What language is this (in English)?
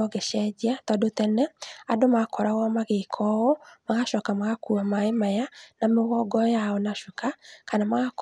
Kikuyu